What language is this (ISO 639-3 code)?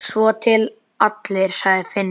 isl